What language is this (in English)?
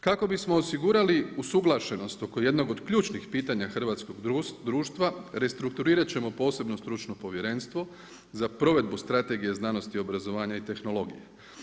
Croatian